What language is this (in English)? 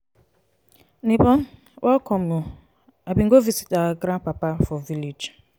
Nigerian Pidgin